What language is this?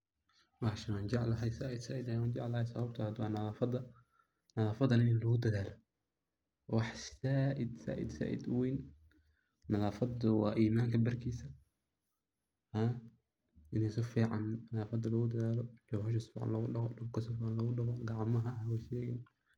Somali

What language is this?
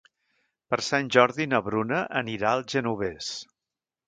Catalan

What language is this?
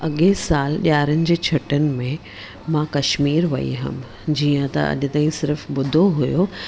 Sindhi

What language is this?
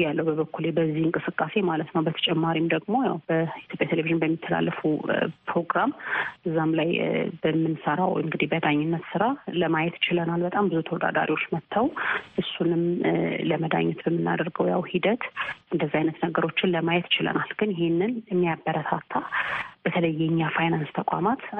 Amharic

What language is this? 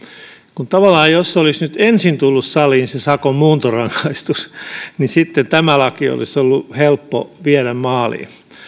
Finnish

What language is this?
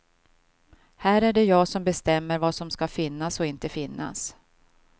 Swedish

